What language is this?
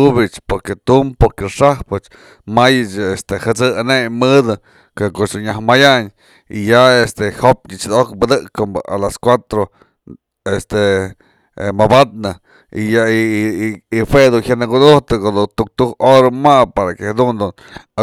Mazatlán Mixe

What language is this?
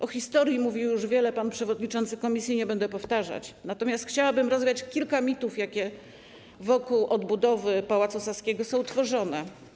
Polish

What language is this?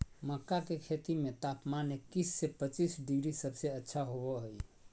Magahi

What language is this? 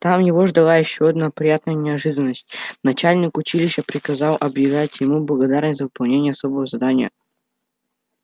Russian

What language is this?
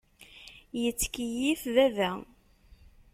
Kabyle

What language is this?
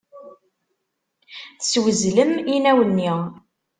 Kabyle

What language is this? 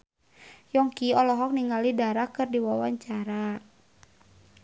Sundanese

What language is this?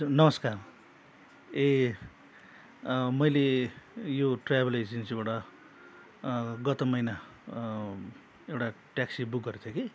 Nepali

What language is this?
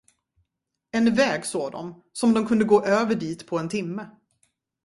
Swedish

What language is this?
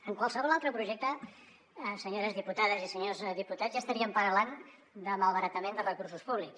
Catalan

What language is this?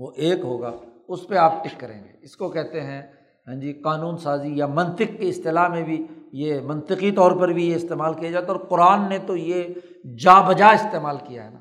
Urdu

